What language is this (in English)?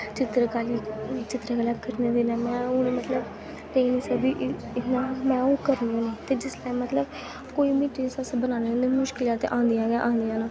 Dogri